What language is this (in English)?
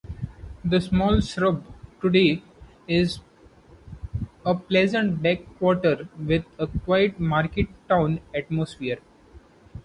English